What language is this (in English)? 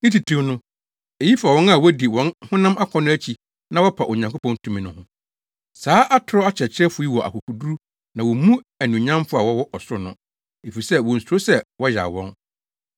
Akan